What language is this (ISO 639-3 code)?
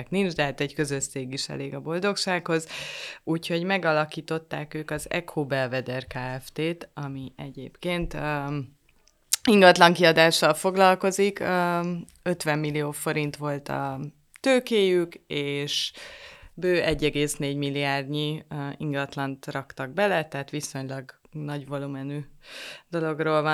hun